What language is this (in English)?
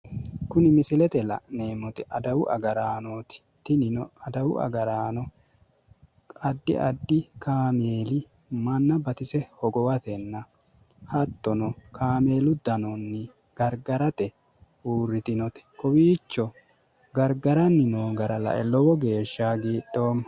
Sidamo